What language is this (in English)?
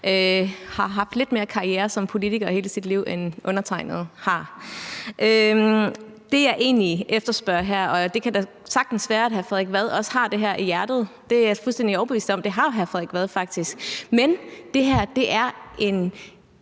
Danish